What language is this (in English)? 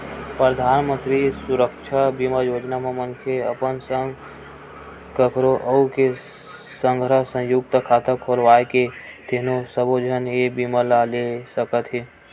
Chhattisgarhi